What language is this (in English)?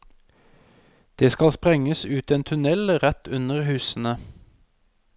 Norwegian